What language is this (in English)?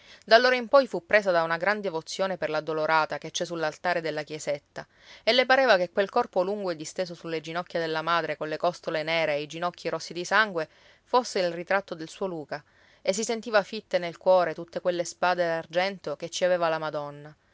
Italian